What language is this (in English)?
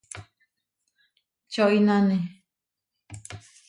Huarijio